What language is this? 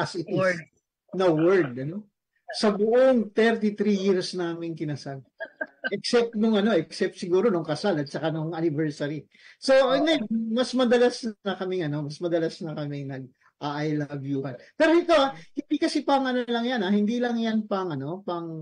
Filipino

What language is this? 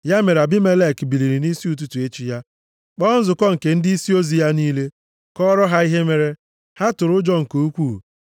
Igbo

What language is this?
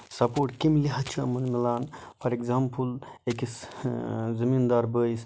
Kashmiri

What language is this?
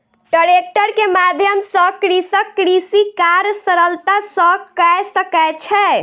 Maithili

